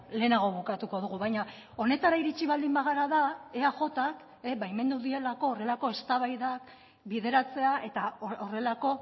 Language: Basque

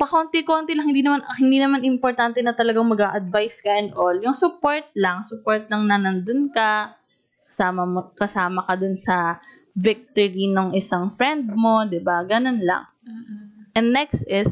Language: Filipino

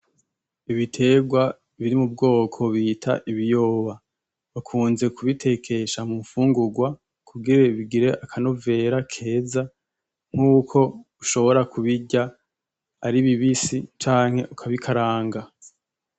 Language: Rundi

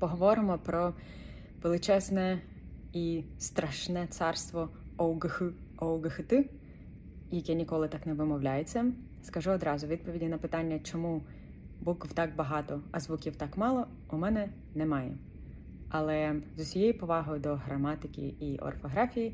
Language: Ukrainian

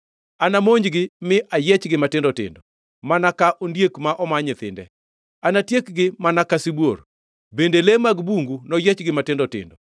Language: Luo (Kenya and Tanzania)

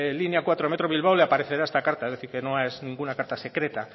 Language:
Spanish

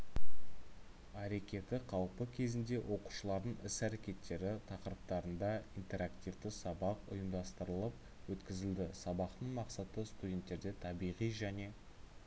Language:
Kazakh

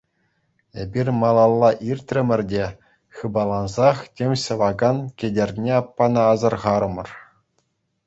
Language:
Chuvash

